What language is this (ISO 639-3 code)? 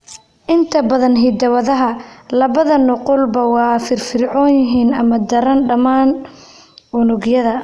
som